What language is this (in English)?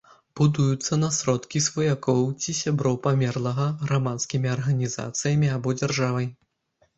Belarusian